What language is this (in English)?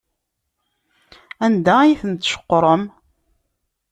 Kabyle